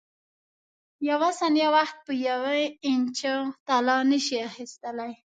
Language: Pashto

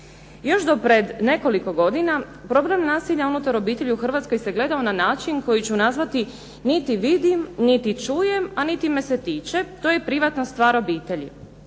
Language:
Croatian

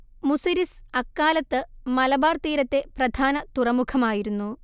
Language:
Malayalam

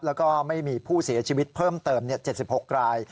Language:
Thai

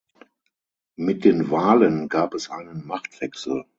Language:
German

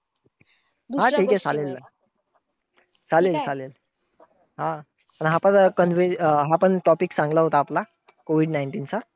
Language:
Marathi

